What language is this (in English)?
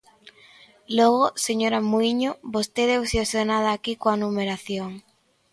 Galician